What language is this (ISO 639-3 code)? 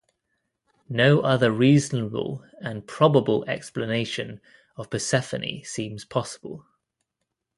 eng